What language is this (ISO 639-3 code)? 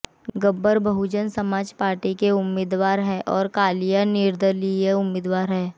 hin